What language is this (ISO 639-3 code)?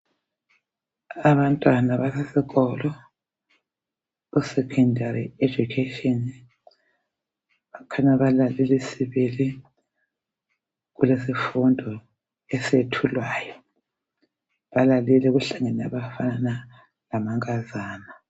nde